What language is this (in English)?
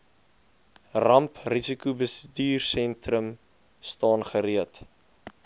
Afrikaans